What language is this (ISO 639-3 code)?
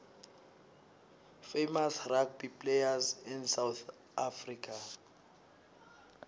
ssw